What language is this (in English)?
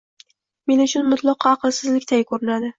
Uzbek